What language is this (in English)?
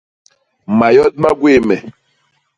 Basaa